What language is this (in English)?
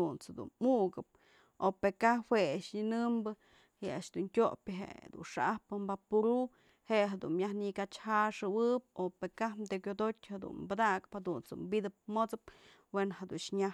Mazatlán Mixe